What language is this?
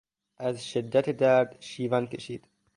Persian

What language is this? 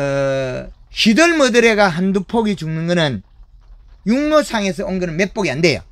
Korean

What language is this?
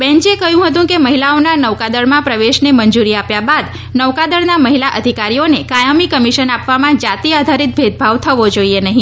Gujarati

